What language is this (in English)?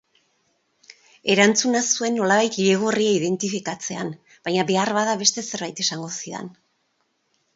Basque